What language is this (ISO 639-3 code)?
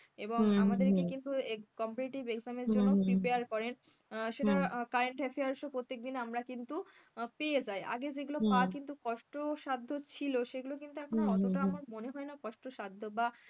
ben